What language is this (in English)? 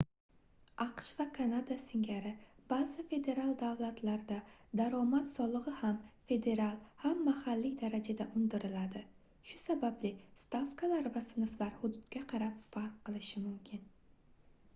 Uzbek